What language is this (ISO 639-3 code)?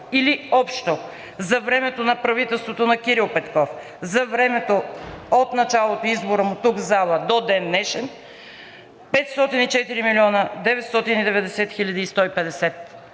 bul